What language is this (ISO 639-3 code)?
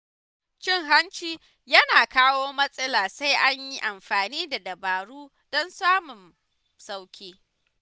hau